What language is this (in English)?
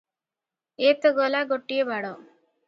Odia